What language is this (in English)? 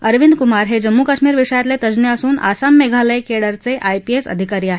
Marathi